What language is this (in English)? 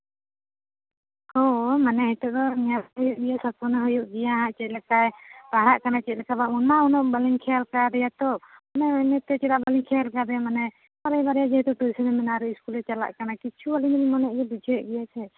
Santali